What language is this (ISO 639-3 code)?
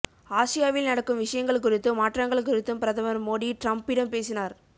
tam